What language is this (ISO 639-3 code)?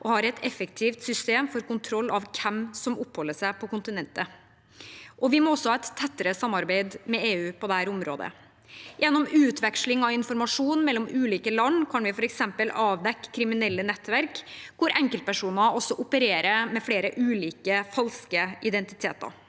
nor